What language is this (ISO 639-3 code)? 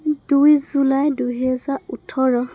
asm